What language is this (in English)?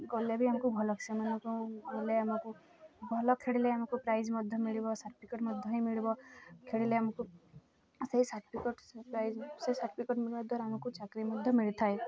Odia